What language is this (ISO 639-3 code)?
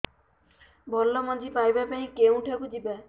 ori